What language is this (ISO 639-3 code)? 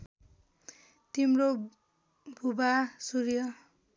nep